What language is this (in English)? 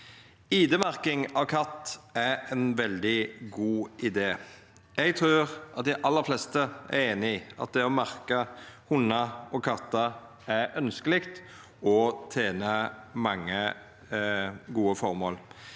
Norwegian